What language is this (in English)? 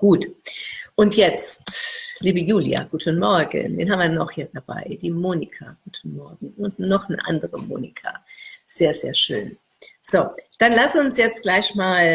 German